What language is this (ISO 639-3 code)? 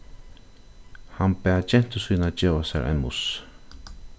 fao